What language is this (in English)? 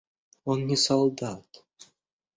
Russian